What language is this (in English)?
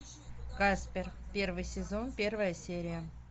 Russian